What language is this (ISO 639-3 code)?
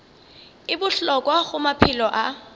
nso